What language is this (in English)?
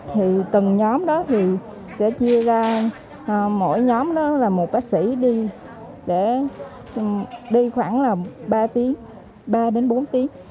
Vietnamese